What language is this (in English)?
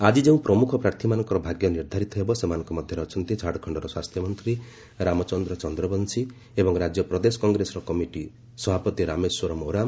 Odia